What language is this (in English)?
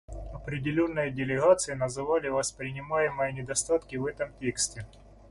Russian